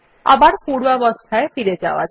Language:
Bangla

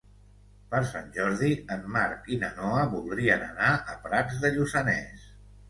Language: Catalan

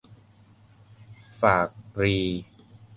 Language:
Thai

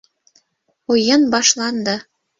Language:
Bashkir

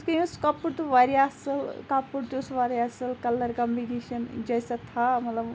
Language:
Kashmiri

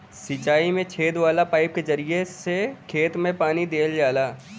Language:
Bhojpuri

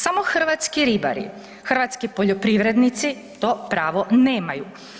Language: Croatian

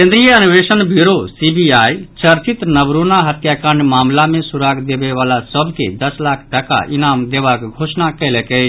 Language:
Maithili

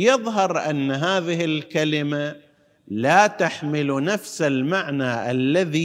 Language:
Arabic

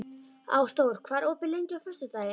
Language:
Icelandic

